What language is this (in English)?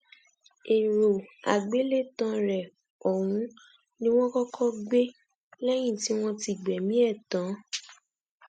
Yoruba